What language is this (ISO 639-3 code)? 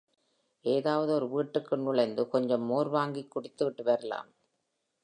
tam